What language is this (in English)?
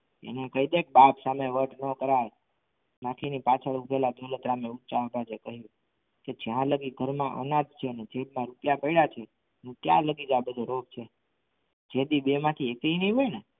Gujarati